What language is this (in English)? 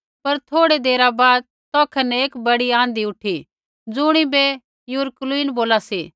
Kullu Pahari